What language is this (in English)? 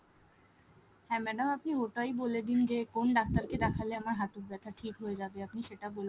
Bangla